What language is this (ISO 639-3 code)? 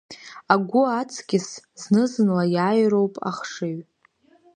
abk